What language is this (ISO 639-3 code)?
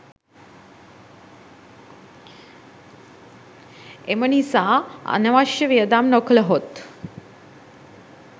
sin